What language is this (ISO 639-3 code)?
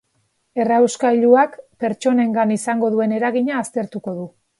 eus